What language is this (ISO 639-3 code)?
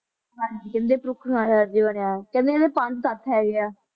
pan